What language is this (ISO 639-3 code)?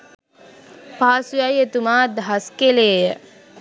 sin